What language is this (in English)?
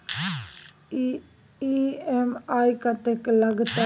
Maithili